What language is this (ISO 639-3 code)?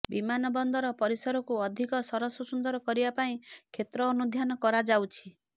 ori